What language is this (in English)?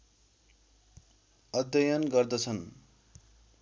Nepali